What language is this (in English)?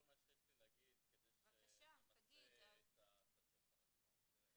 Hebrew